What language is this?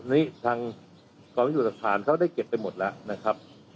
Thai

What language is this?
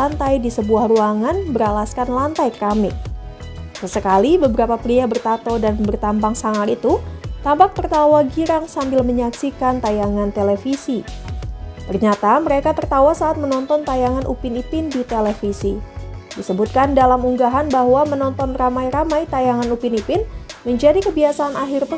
Indonesian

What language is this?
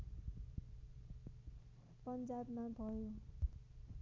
Nepali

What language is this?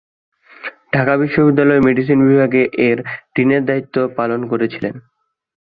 Bangla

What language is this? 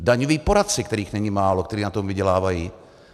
Czech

